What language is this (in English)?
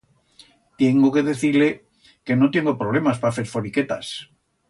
Aragonese